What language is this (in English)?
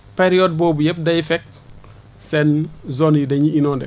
Wolof